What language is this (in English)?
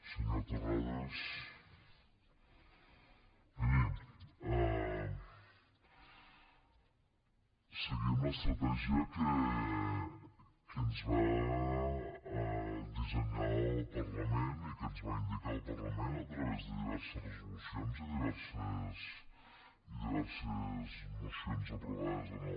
Catalan